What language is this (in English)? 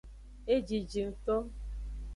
Aja (Benin)